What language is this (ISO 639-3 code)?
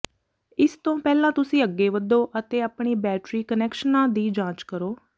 pan